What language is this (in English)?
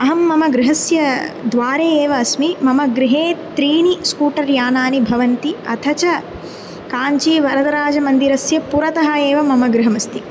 Sanskrit